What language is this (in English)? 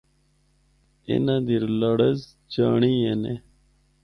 Northern Hindko